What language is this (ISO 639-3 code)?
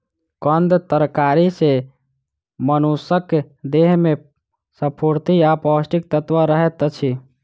mai